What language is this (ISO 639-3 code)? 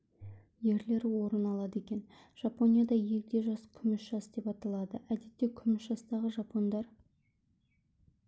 kaz